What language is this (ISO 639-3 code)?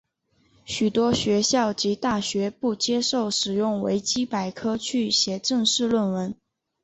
zho